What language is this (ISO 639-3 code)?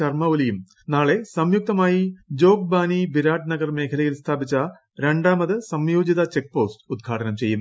mal